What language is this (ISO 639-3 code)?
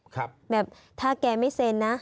tha